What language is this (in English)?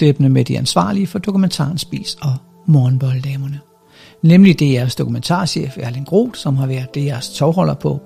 Danish